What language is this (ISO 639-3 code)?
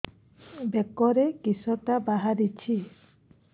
ori